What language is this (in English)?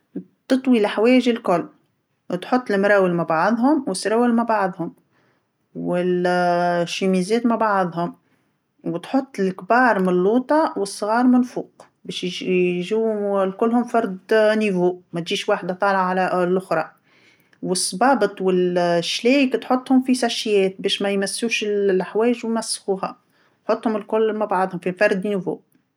Tunisian Arabic